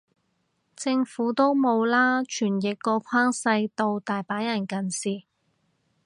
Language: Cantonese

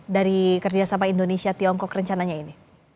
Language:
Indonesian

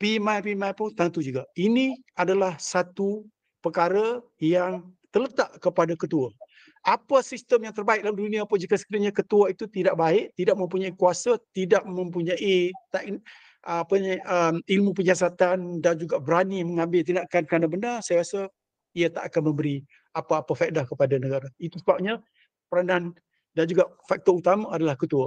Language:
Malay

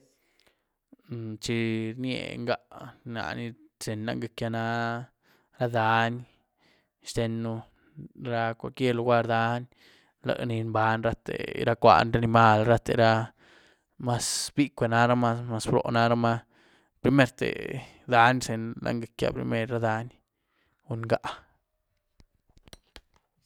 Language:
Güilá Zapotec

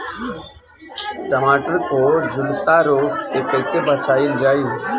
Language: Bhojpuri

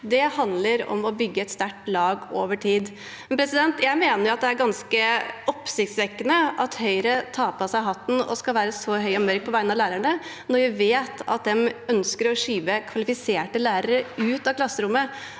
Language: Norwegian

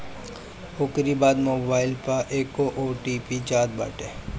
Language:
Bhojpuri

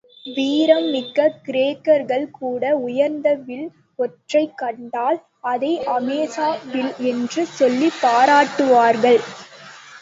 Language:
Tamil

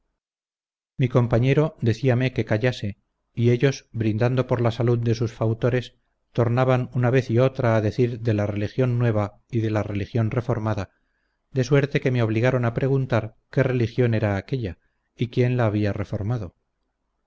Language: Spanish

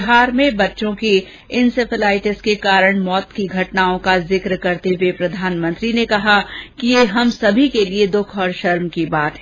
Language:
Hindi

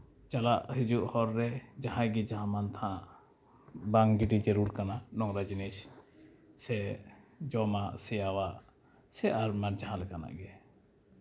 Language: Santali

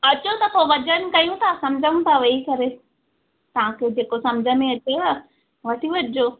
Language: Sindhi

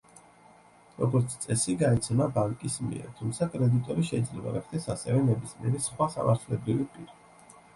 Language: Georgian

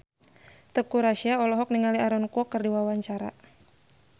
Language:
Sundanese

